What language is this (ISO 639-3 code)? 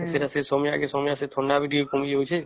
ori